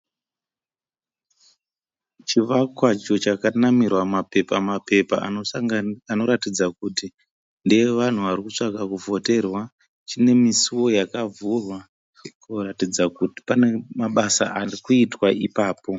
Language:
Shona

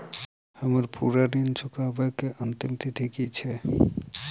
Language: Maithili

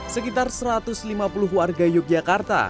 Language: Indonesian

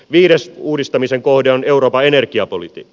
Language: Finnish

